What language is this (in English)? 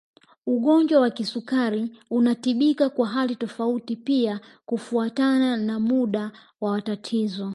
Swahili